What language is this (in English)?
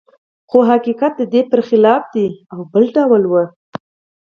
Pashto